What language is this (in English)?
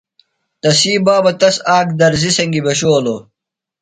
Phalura